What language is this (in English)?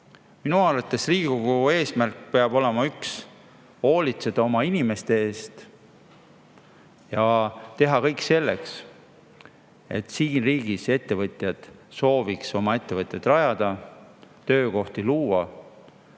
Estonian